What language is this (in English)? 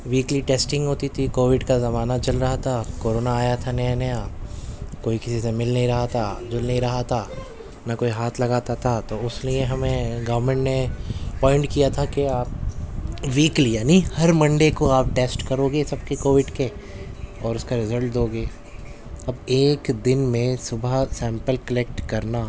Urdu